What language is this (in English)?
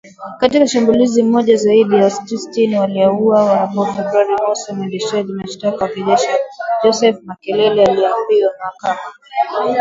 Swahili